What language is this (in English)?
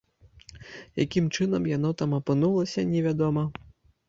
Belarusian